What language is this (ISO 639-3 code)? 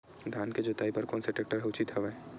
hne